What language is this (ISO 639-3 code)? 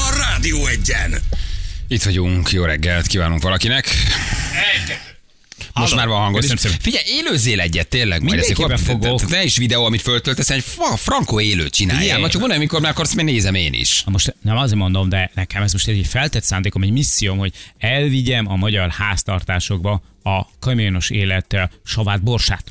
hun